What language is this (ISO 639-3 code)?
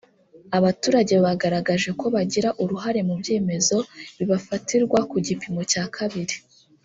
kin